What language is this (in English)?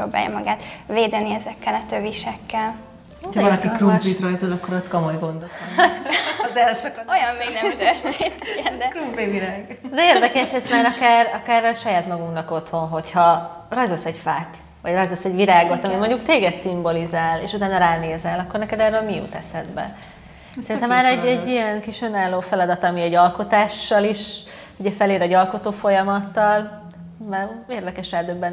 Hungarian